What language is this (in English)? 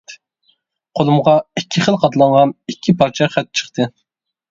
Uyghur